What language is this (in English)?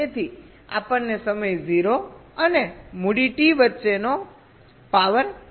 Gujarati